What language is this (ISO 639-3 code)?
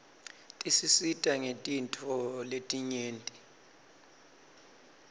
ssw